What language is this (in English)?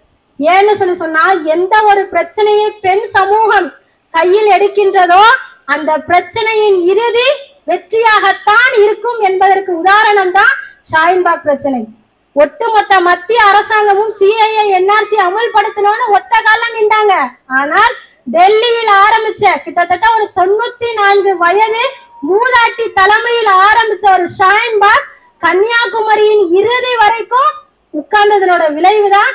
Tamil